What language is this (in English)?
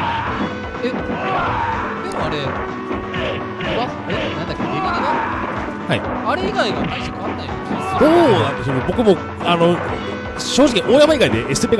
Japanese